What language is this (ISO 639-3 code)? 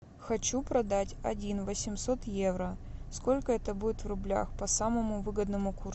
rus